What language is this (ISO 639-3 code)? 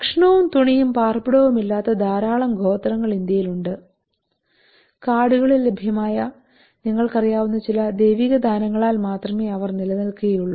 mal